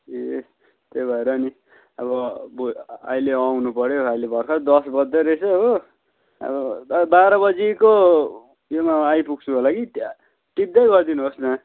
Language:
Nepali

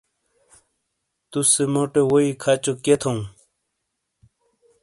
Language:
Shina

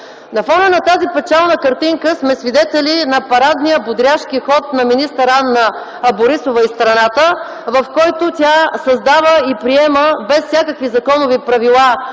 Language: Bulgarian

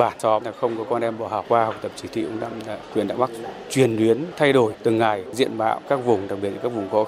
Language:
Vietnamese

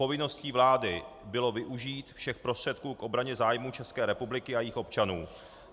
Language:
Czech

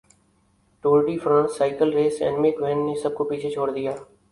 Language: Urdu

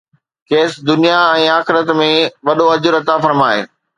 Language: Sindhi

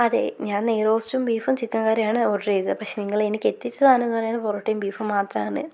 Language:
Malayalam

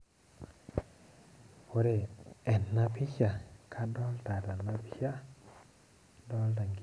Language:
Masai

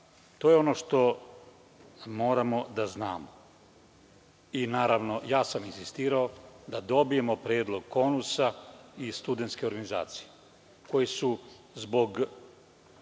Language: Serbian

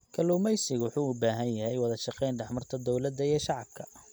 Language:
Somali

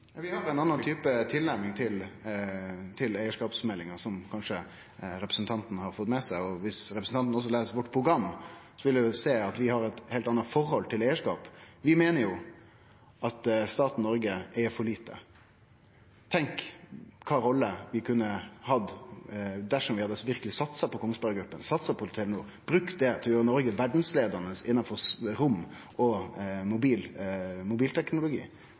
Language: Norwegian Nynorsk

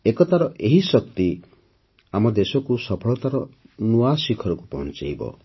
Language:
Odia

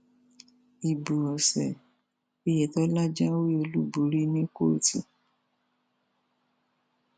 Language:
Yoruba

